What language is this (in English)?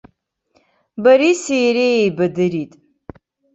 Abkhazian